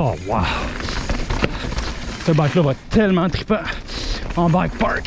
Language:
French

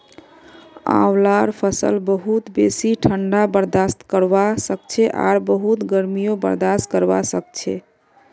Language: Magahi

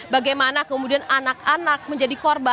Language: Indonesian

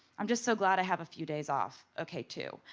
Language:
English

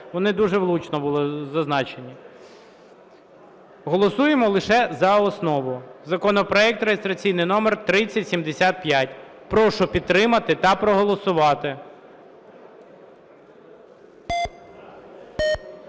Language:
Ukrainian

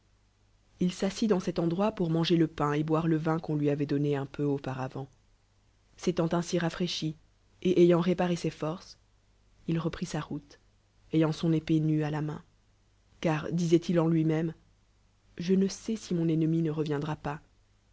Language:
French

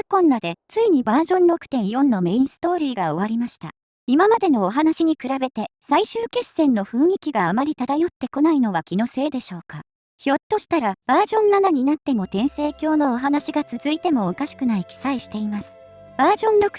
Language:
Japanese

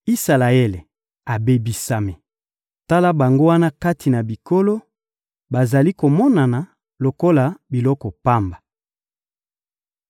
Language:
Lingala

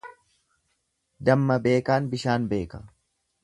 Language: Oromo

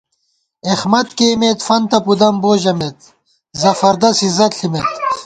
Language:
Gawar-Bati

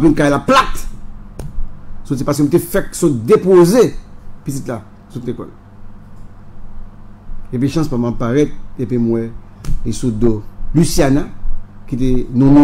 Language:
French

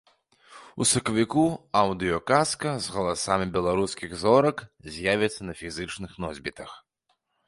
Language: Belarusian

